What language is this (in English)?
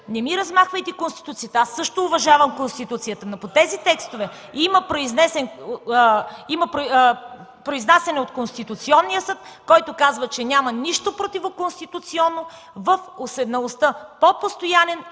Bulgarian